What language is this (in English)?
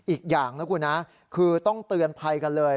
Thai